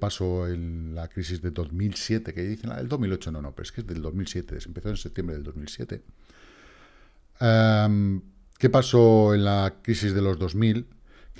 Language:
Spanish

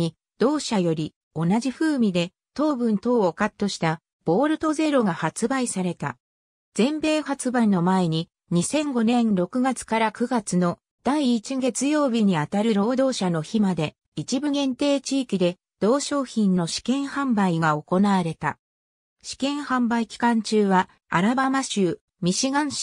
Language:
Japanese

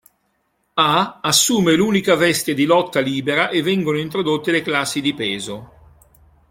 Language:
Italian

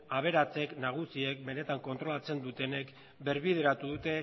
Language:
Basque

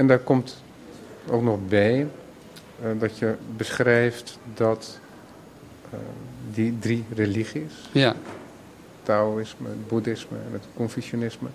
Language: Dutch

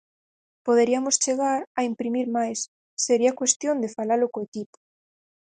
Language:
Galician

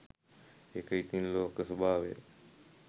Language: Sinhala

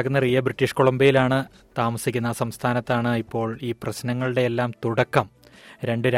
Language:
Malayalam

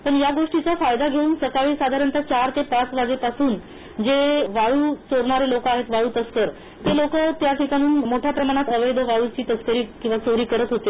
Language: Marathi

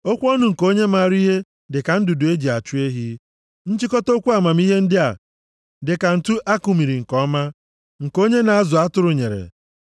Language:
Igbo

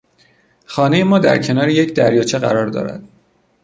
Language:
Persian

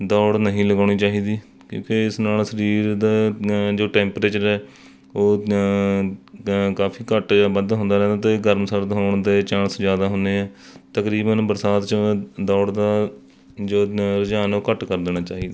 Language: Punjabi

